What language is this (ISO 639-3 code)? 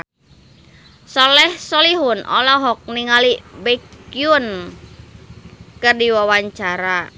sun